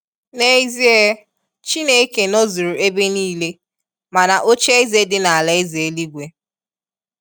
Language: Igbo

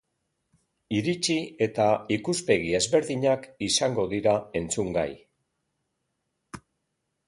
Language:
Basque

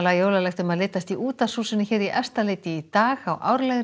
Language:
Icelandic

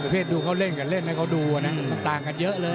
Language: Thai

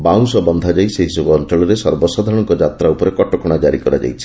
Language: Odia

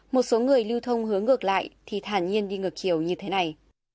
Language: Vietnamese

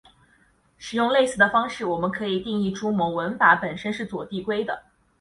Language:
Chinese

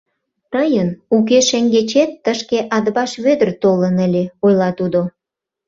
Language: Mari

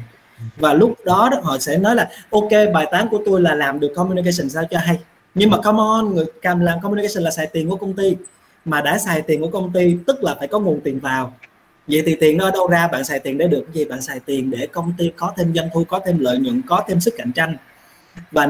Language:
Vietnamese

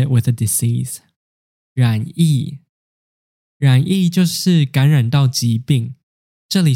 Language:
Chinese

